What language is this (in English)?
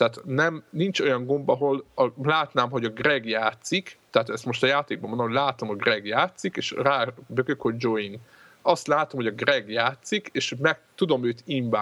Hungarian